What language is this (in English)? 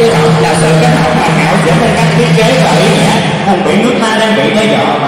Vietnamese